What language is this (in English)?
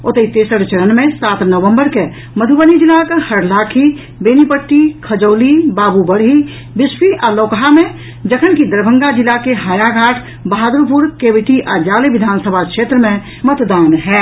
Maithili